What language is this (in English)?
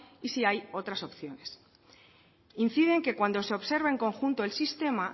Spanish